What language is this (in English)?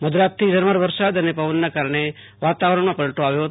Gujarati